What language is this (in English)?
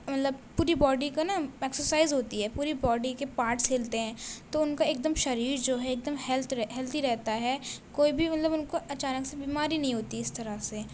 Urdu